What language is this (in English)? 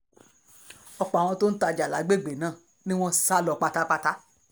Yoruba